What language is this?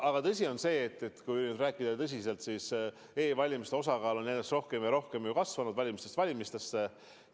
Estonian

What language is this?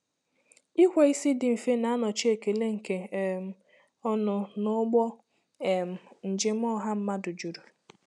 Igbo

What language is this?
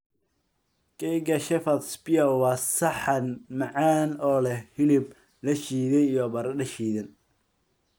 Somali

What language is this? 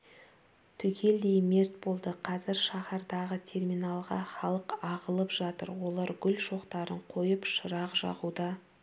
Kazakh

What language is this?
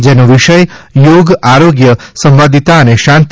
Gujarati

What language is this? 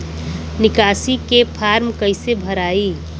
Bhojpuri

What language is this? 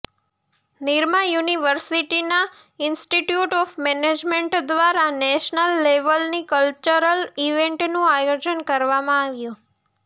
Gujarati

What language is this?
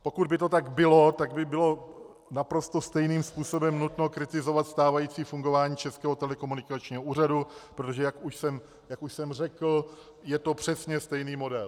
Czech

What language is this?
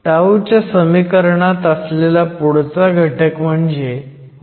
Marathi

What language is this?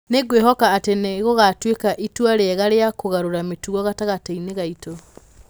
Kikuyu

